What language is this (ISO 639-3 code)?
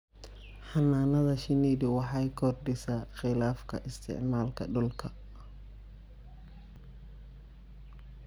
som